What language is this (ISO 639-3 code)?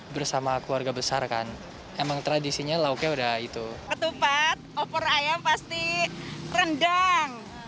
ind